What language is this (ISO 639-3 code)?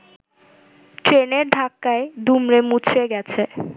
ben